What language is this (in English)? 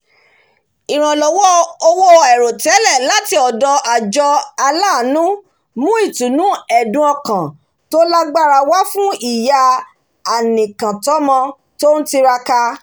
Yoruba